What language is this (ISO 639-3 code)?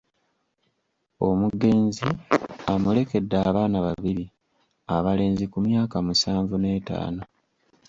lug